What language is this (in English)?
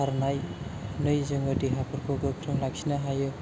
Bodo